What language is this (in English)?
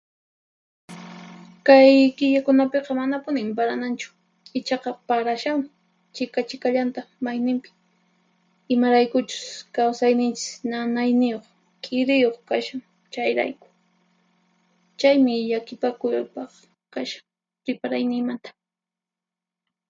Puno Quechua